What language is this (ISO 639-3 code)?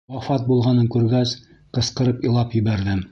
bak